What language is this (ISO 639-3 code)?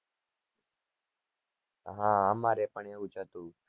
guj